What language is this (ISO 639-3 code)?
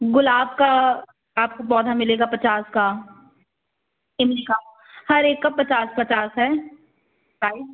hin